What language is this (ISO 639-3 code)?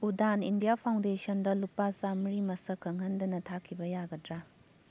mni